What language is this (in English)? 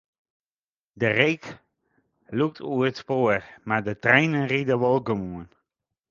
Western Frisian